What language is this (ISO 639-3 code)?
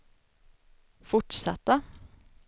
swe